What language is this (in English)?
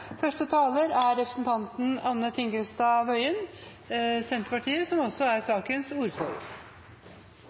Norwegian Bokmål